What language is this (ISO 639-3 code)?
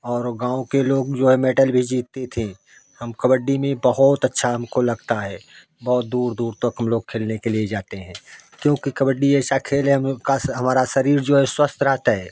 hin